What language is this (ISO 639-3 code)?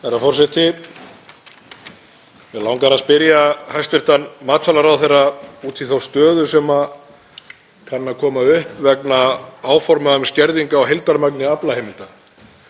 isl